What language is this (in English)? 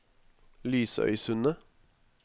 Norwegian